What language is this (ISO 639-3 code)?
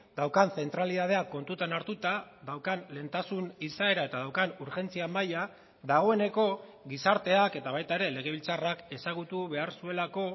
eus